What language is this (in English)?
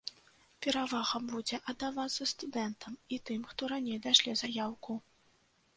Belarusian